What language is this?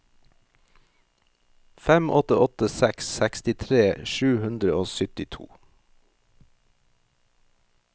Norwegian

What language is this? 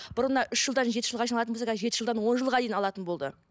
Kazakh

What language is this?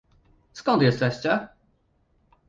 Polish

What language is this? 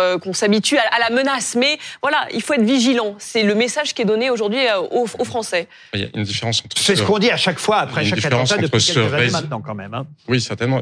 French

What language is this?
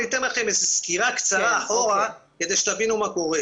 Hebrew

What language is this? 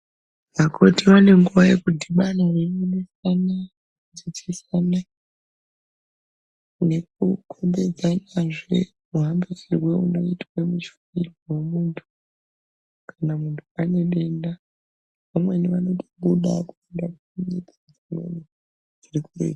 Ndau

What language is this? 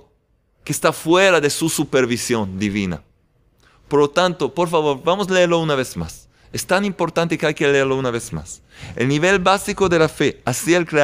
Spanish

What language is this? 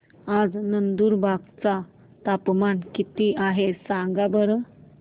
Marathi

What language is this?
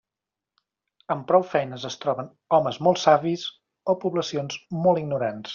Catalan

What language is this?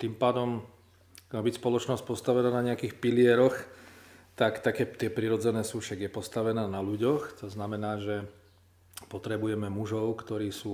Slovak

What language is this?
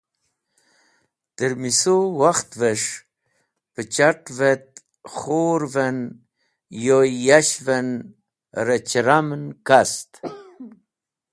Wakhi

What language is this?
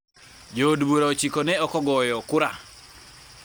Luo (Kenya and Tanzania)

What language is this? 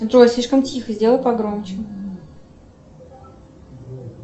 Russian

